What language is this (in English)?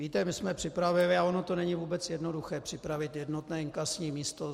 Czech